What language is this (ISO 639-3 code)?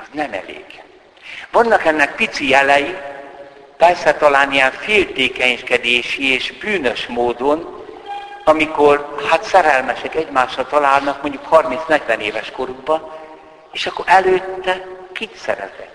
hun